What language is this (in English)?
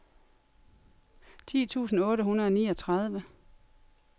Danish